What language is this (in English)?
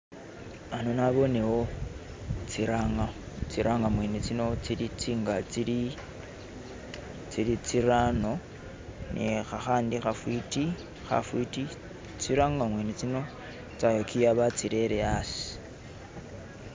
Masaaba